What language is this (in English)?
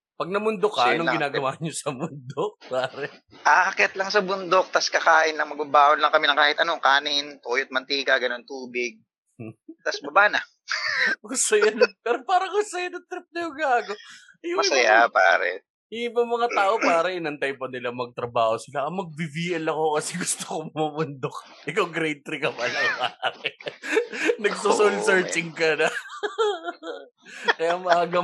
Filipino